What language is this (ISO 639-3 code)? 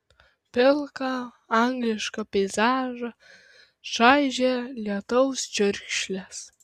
lit